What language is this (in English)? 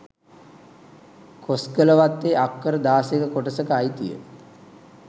Sinhala